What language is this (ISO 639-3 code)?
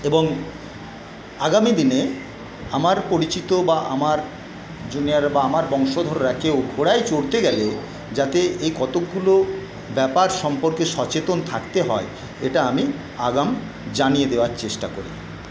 ben